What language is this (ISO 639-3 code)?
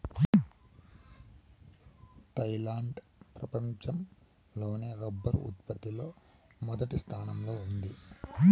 tel